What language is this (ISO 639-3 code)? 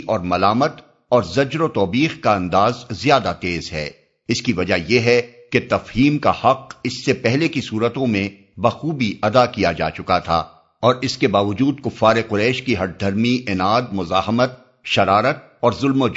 urd